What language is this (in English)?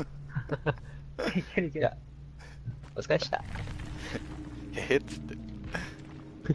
Japanese